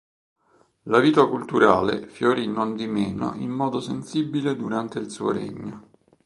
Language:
Italian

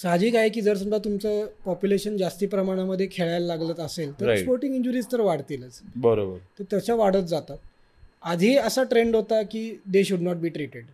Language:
Marathi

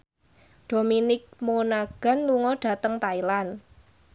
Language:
Javanese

